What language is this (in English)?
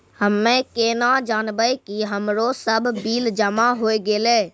Maithili